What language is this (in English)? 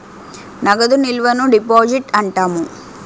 Telugu